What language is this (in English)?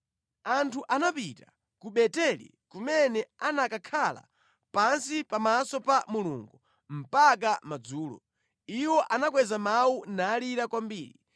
Nyanja